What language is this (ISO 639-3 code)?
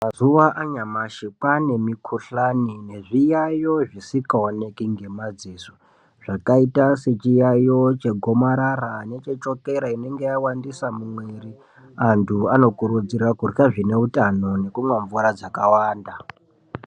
ndc